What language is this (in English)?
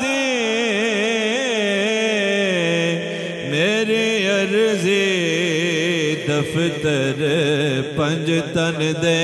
Hindi